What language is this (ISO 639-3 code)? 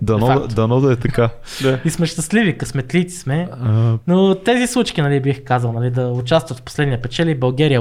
bul